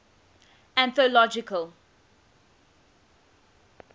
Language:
English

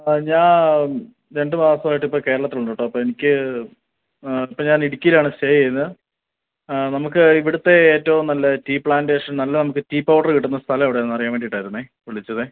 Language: Malayalam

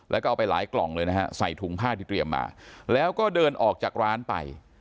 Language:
Thai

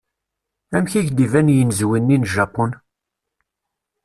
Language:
Kabyle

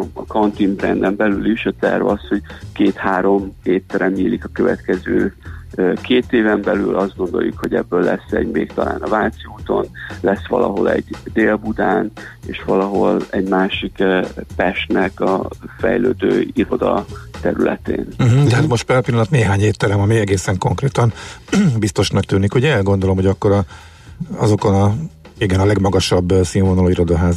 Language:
Hungarian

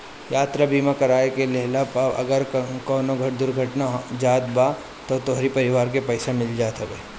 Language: Bhojpuri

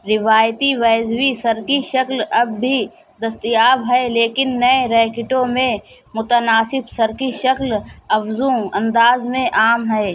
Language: Urdu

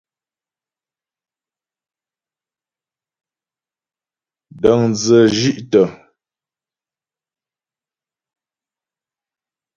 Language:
Ghomala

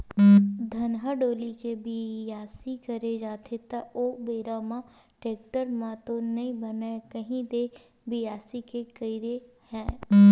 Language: Chhattisgarhi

